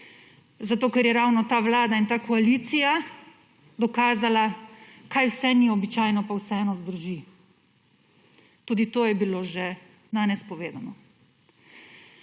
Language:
Slovenian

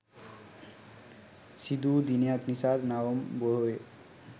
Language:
Sinhala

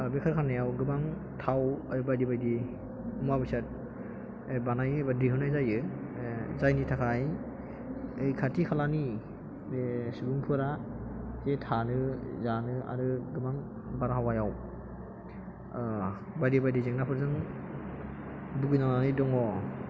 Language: Bodo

